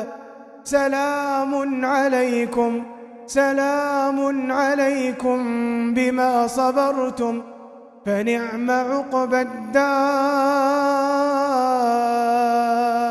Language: Arabic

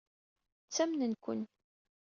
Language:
Kabyle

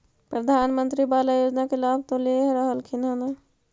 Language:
Magahi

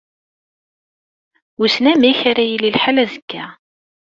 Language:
Kabyle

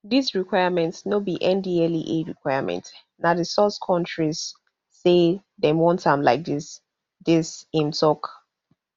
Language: Nigerian Pidgin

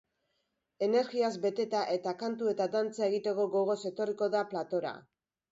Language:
Basque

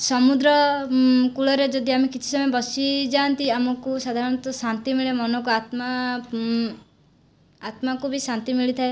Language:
Odia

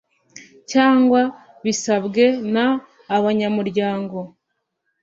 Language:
Kinyarwanda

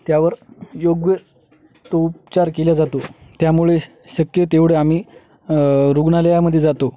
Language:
Marathi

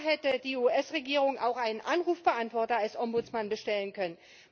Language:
German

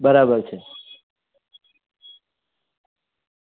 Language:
Gujarati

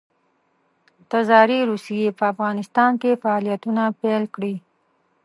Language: Pashto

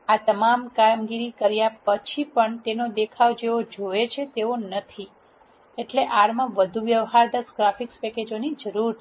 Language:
Gujarati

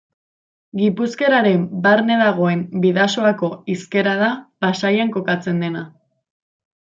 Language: Basque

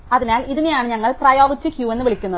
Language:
Malayalam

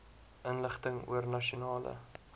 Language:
Afrikaans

